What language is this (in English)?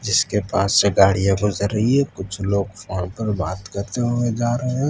Hindi